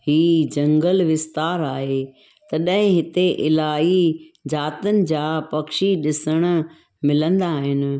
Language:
Sindhi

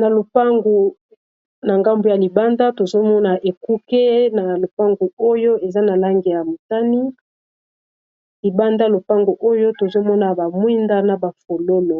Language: Lingala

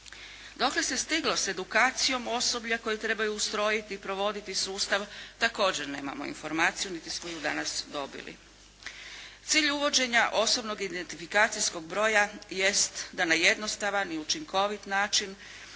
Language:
Croatian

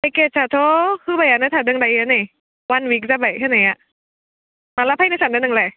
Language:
Bodo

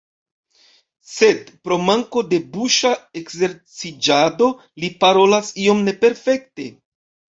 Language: Esperanto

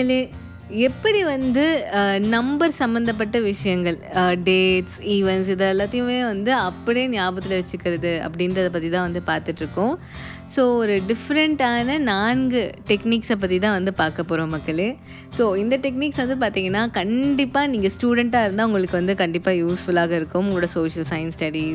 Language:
Tamil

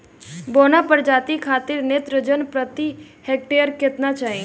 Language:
Bhojpuri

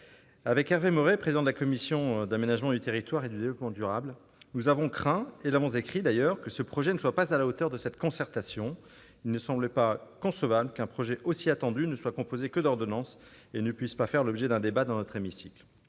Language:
French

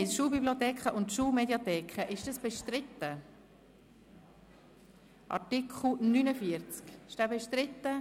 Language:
Swiss German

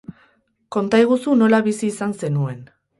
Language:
Basque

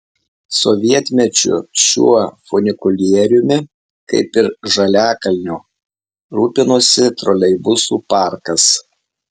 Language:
Lithuanian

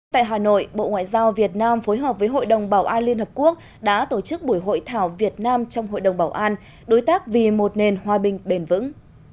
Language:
Vietnamese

